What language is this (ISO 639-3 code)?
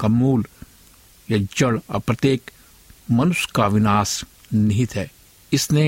hin